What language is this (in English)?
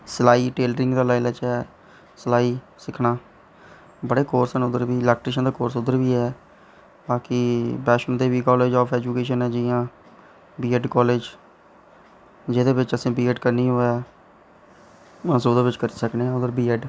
Dogri